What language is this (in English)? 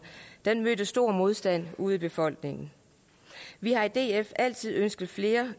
Danish